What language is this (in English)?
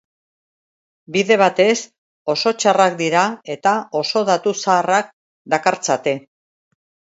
Basque